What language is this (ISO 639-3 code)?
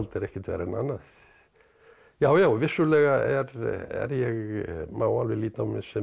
isl